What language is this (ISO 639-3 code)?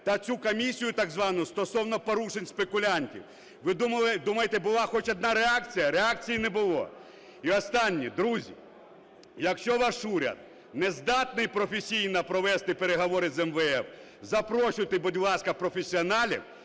ukr